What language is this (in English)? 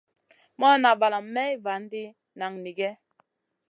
Masana